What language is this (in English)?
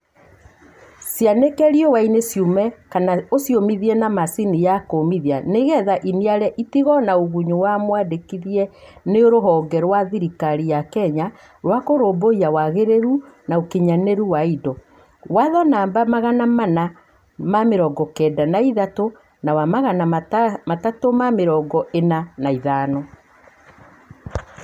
Kikuyu